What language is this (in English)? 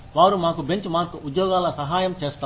Telugu